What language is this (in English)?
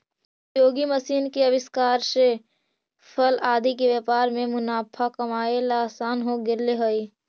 Magahi